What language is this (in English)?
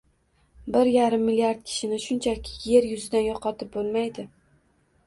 Uzbek